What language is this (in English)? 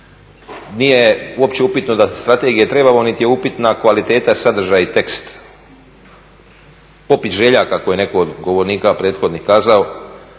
Croatian